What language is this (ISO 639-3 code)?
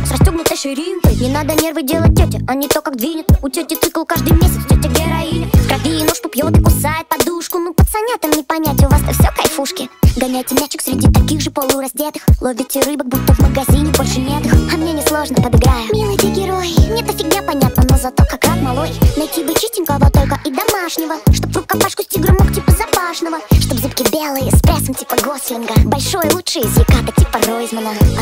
rus